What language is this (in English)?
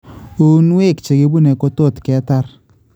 Kalenjin